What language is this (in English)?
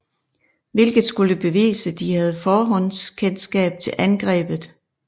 Danish